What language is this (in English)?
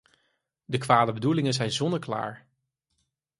Dutch